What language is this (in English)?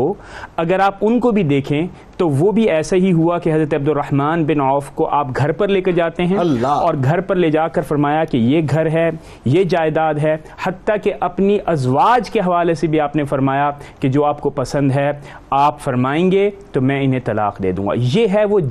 Urdu